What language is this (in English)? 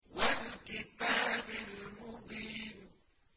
Arabic